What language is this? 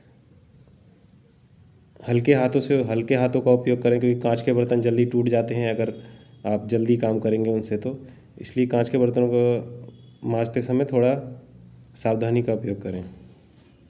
Hindi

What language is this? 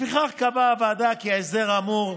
Hebrew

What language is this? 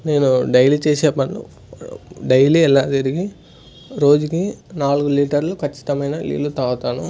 Telugu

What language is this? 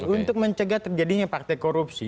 Indonesian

